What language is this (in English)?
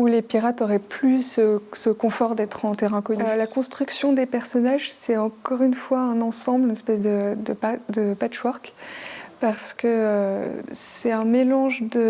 French